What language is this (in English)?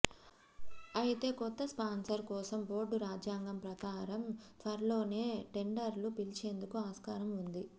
Telugu